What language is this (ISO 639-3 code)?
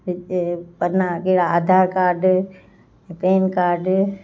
snd